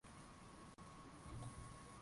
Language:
Swahili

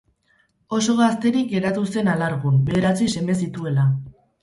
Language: Basque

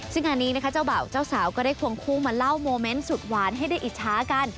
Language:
Thai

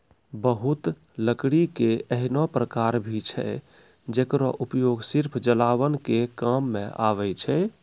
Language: Maithili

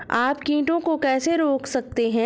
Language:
Hindi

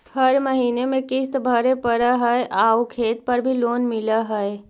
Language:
Magahi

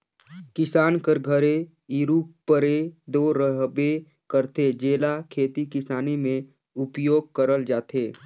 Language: Chhattisgarhi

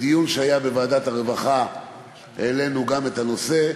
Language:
Hebrew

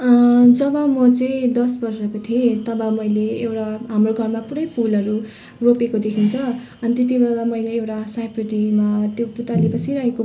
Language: Nepali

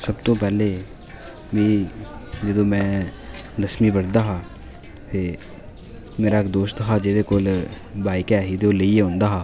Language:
Dogri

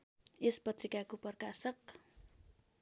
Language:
Nepali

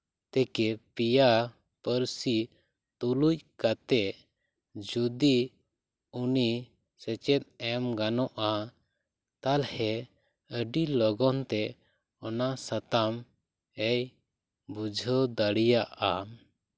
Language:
Santali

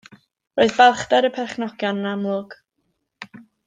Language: Welsh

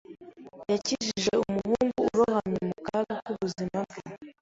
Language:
Kinyarwanda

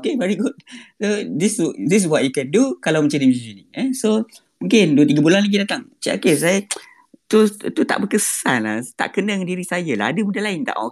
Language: Malay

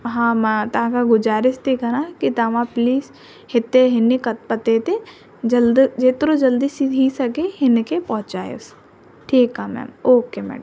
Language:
Sindhi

